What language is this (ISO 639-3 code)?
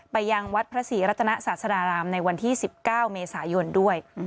tha